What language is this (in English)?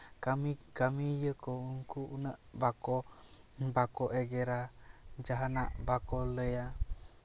Santali